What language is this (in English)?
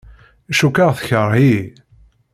Kabyle